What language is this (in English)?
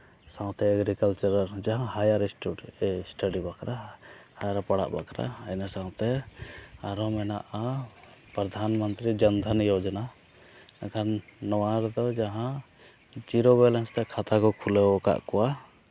Santali